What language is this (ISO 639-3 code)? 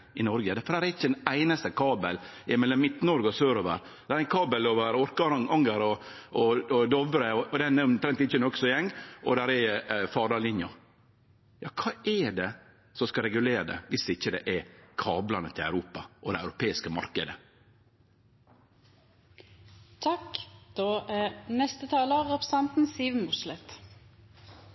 nno